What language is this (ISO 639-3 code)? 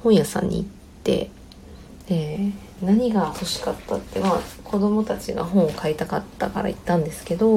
jpn